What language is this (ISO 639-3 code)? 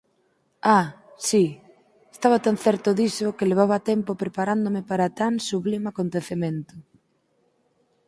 glg